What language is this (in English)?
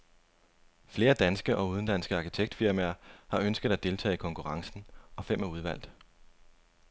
Danish